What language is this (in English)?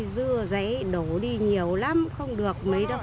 Vietnamese